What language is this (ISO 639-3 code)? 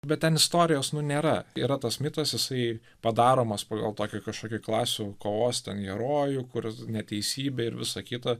lit